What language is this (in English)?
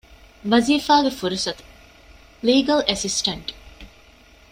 Divehi